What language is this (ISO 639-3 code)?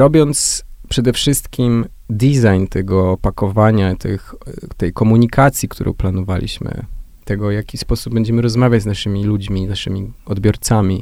pol